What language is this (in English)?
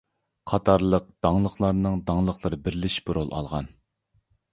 Uyghur